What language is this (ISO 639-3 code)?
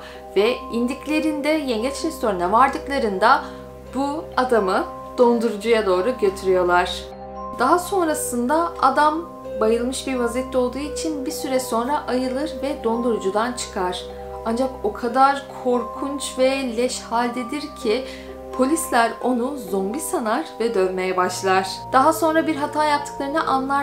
tur